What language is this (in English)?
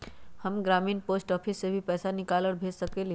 Magahi